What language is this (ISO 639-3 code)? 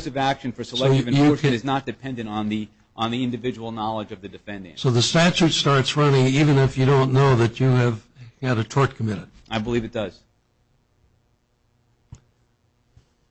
eng